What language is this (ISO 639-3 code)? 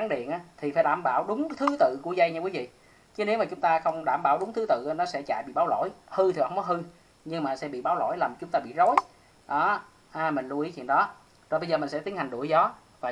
vie